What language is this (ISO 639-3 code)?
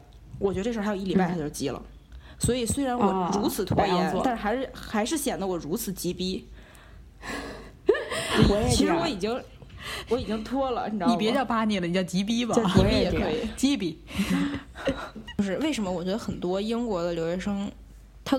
zho